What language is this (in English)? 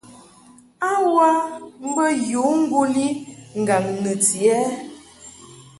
Mungaka